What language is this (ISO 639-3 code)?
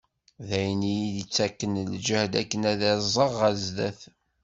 kab